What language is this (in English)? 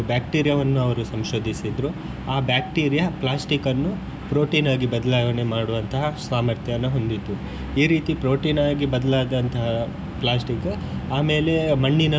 Kannada